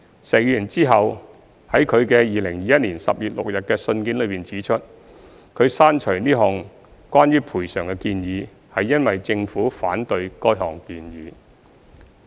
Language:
Cantonese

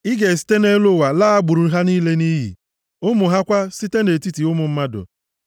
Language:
Igbo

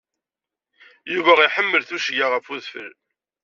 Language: Kabyle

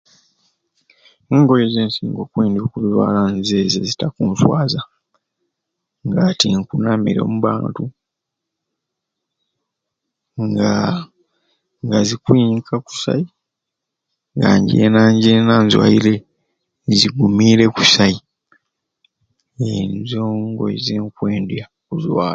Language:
Ruuli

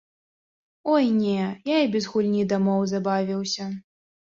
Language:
Belarusian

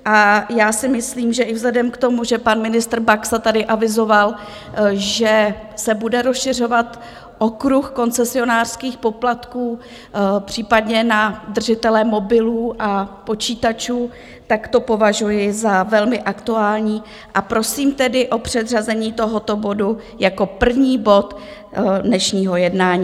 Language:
Czech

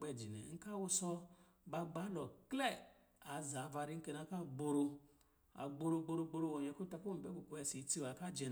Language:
Lijili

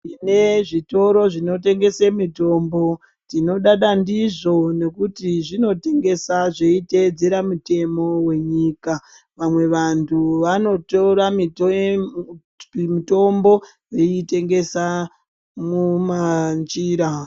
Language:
Ndau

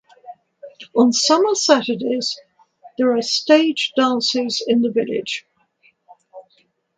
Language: English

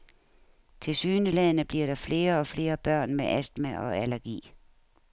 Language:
Danish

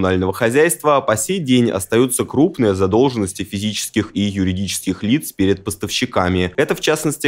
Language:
Russian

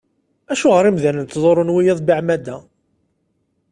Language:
Kabyle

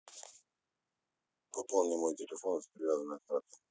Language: Russian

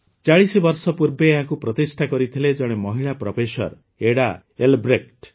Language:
Odia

